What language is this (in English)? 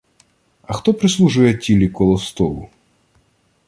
Ukrainian